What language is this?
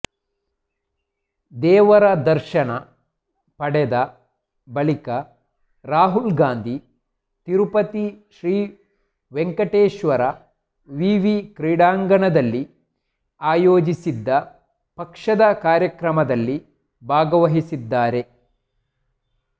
Kannada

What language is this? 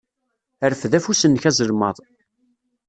Kabyle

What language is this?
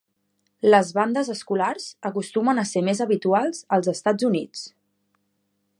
Catalan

